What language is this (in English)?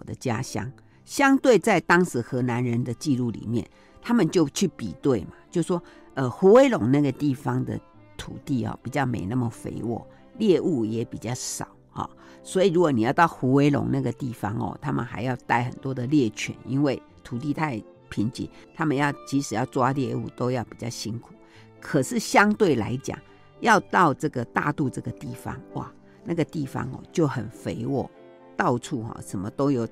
Chinese